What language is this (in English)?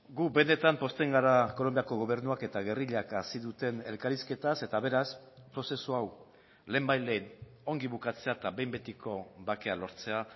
Basque